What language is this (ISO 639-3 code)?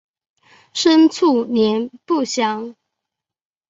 zho